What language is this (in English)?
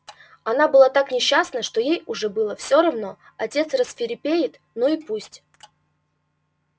Russian